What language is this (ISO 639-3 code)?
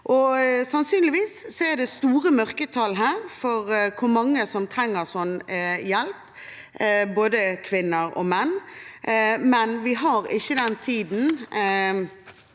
nor